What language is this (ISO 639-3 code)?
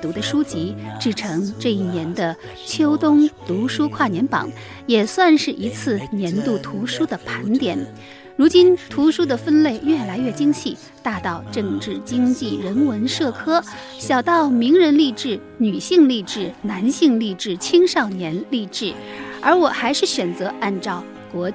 zho